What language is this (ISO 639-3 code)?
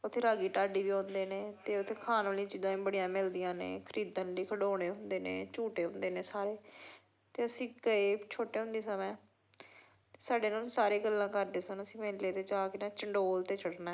pan